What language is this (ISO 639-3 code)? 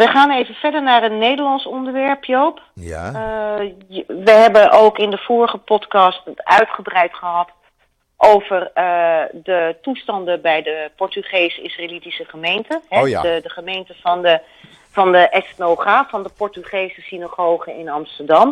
nld